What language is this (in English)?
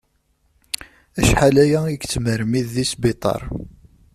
Kabyle